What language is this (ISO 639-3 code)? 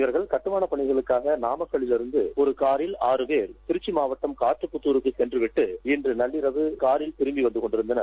tam